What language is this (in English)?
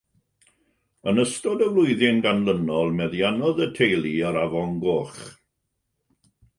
Welsh